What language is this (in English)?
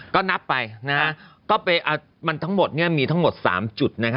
Thai